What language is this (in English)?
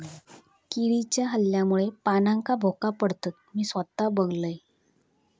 Marathi